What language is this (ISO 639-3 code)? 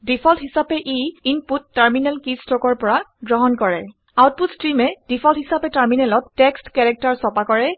asm